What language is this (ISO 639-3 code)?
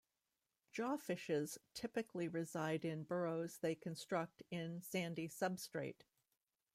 eng